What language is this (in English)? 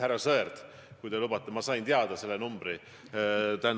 Estonian